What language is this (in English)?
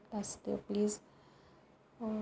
Punjabi